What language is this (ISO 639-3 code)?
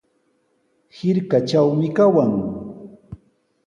qws